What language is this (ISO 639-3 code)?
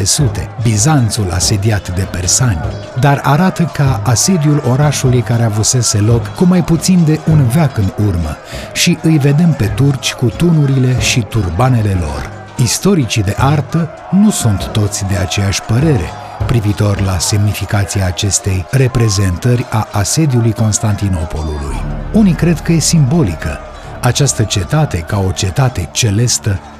ron